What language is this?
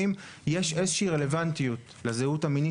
Hebrew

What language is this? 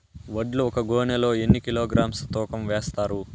Telugu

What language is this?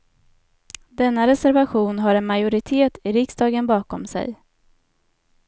Swedish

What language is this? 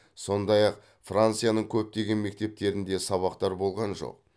Kazakh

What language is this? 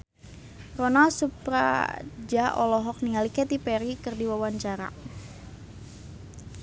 Sundanese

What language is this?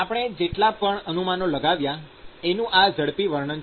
Gujarati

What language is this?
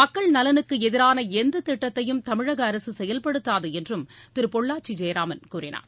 Tamil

